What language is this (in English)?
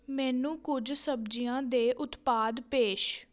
Punjabi